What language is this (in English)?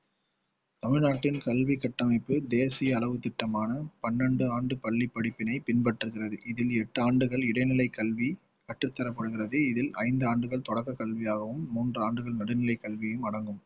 Tamil